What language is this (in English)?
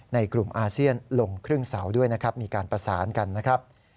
Thai